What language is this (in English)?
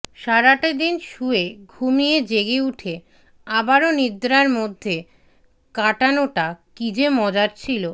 Bangla